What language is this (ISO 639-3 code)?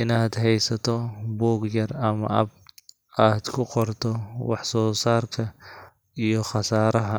som